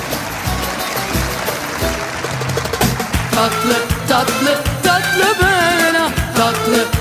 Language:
Turkish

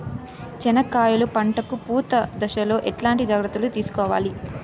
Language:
Telugu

